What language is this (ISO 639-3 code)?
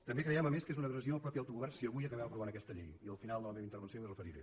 cat